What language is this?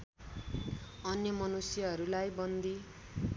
Nepali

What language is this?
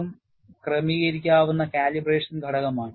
Malayalam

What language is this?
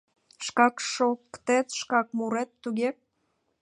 Mari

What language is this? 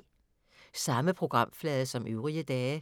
Danish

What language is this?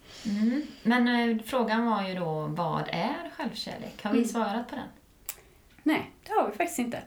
Swedish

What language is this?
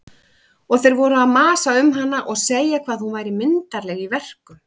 Icelandic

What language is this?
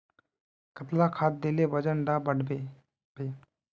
Magahi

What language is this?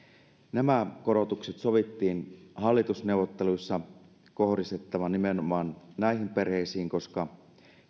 Finnish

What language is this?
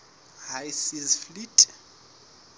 Southern Sotho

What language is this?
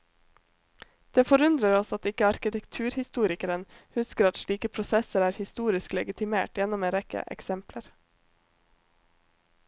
Norwegian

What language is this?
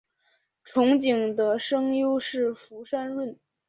Chinese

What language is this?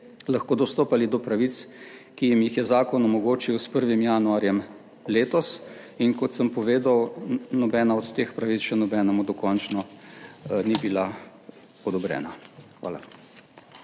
Slovenian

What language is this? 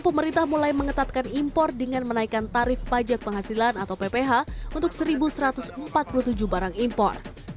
Indonesian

